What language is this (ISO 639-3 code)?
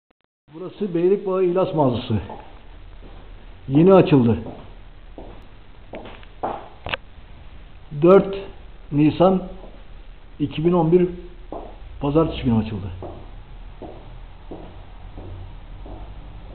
tur